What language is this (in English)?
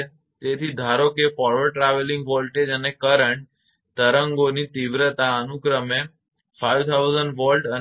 Gujarati